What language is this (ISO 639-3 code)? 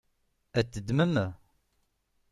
kab